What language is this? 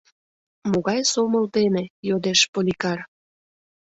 Mari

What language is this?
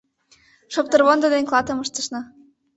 Mari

